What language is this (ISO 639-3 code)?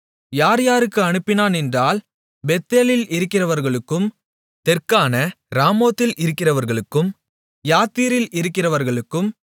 tam